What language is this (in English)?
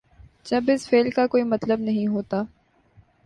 Urdu